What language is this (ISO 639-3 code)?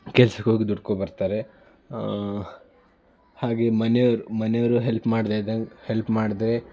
kan